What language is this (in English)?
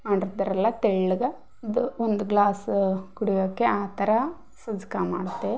Kannada